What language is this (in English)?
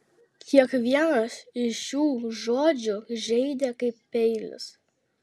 Lithuanian